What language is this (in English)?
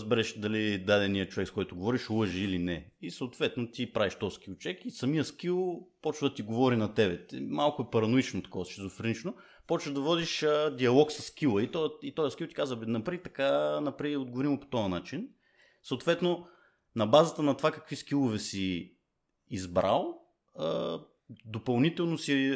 Bulgarian